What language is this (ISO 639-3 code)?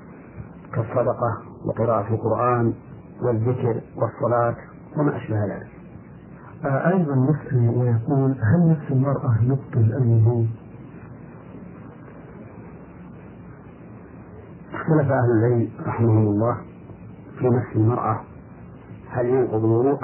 ara